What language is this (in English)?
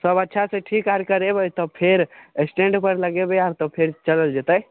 Maithili